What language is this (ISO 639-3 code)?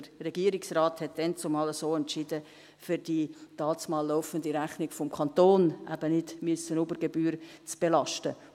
gsw